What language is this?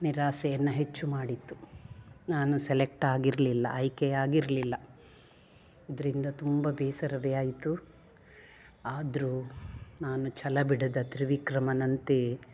Kannada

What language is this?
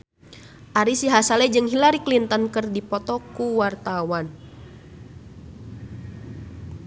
Sundanese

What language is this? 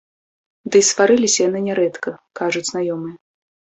Belarusian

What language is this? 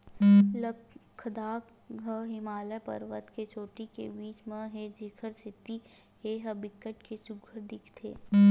Chhattisgarhi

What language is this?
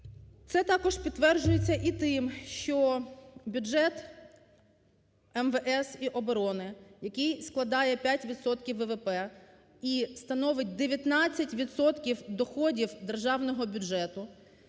Ukrainian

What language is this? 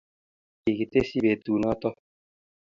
Kalenjin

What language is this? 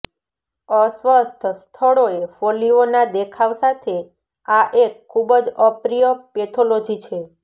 Gujarati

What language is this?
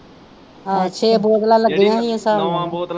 Punjabi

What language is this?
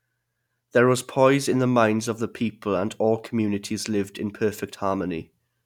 English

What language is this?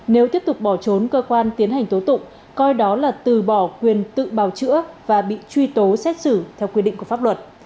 Vietnamese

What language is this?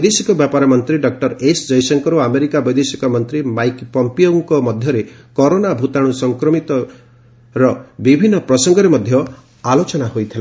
Odia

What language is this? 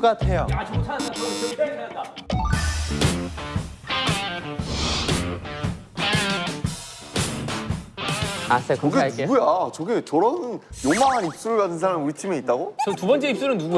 Korean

